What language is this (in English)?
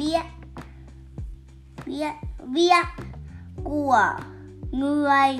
Vietnamese